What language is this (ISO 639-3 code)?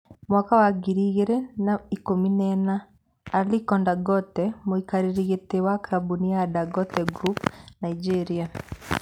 kik